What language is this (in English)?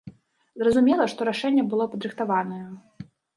Belarusian